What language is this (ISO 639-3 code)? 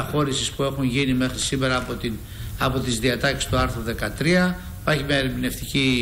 ell